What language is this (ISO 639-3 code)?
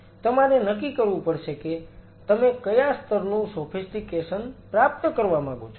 guj